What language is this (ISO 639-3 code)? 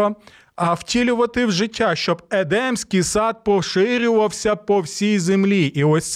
ukr